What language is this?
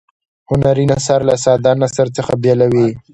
Pashto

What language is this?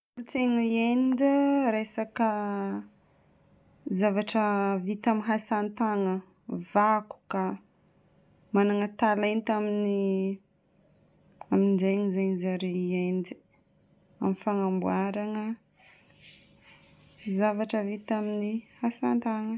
Northern Betsimisaraka Malagasy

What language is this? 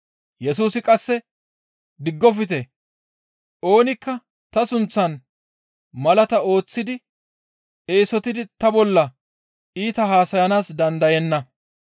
Gamo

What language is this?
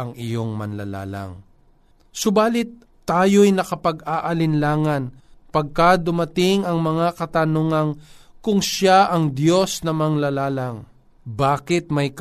Filipino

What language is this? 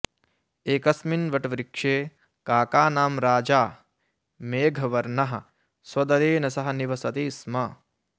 Sanskrit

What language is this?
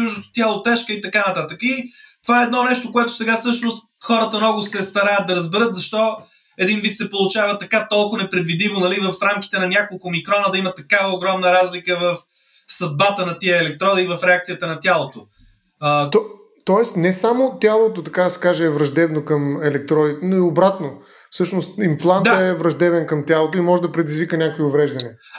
Bulgarian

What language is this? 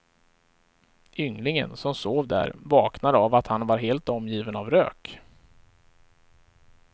Swedish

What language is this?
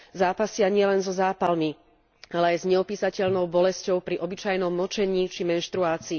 Slovak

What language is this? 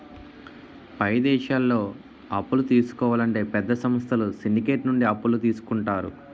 Telugu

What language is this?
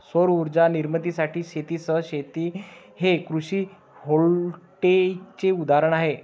Marathi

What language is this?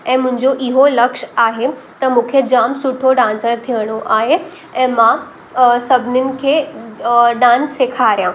Sindhi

